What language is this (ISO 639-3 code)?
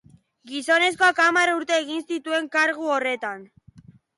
eus